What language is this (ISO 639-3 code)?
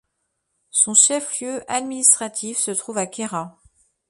fra